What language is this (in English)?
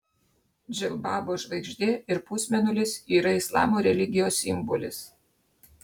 Lithuanian